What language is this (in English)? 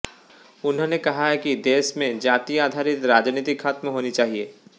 Hindi